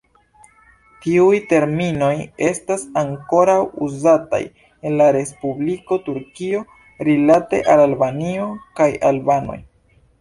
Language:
Esperanto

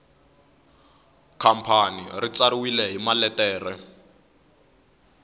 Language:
Tsonga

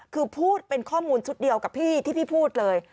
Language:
Thai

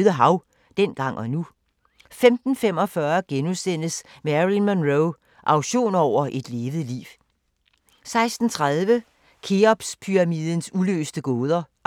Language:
Danish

